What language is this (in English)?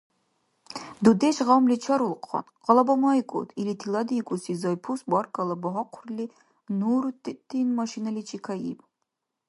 Dargwa